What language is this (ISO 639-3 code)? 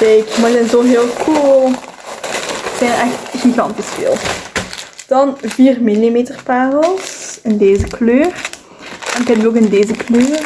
nld